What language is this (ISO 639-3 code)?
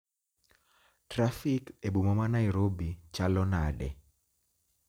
luo